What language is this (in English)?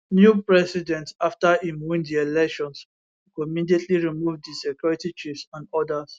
Nigerian Pidgin